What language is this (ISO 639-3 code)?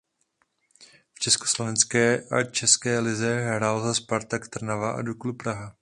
ces